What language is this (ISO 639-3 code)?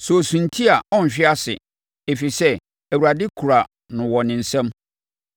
aka